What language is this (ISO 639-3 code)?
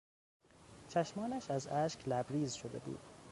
fas